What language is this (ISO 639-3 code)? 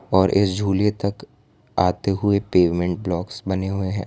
hin